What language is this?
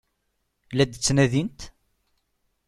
Kabyle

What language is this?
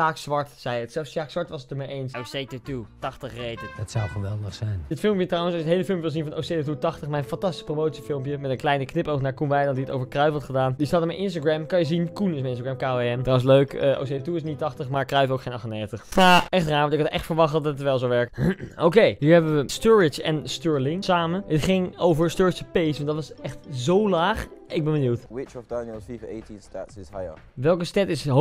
Dutch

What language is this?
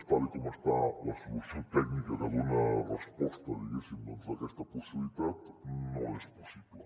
Catalan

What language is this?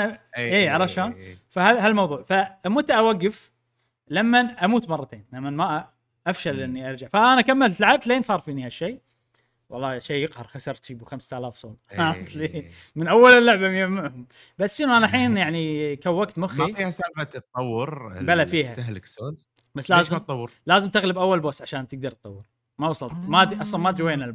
Arabic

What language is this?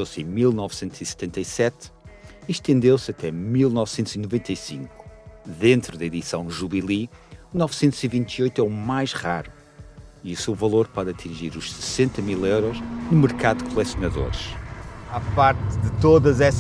Portuguese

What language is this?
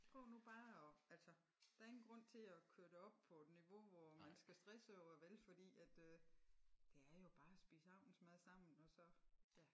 Danish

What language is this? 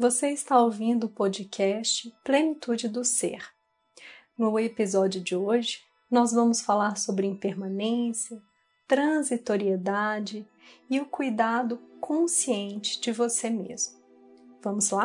Portuguese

